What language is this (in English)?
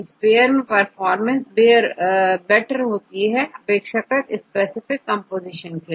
Hindi